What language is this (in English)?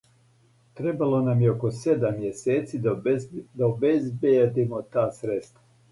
Serbian